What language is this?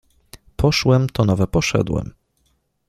Polish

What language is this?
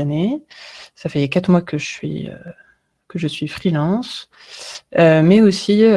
French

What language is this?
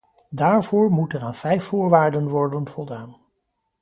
Dutch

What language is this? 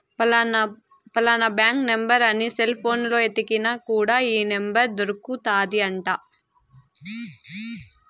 Telugu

